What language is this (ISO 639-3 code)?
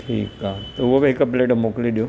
snd